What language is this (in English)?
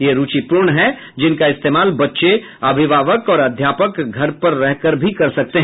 Hindi